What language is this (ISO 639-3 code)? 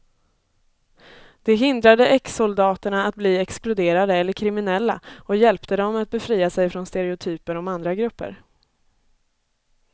swe